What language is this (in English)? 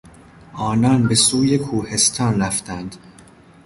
Persian